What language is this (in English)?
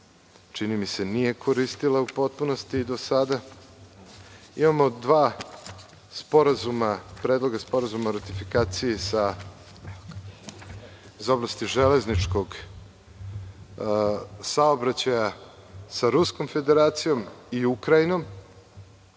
Serbian